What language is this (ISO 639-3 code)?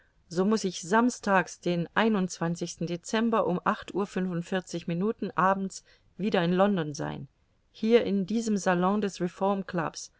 deu